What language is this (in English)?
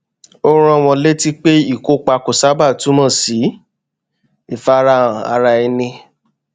Yoruba